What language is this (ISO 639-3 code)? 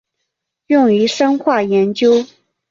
zho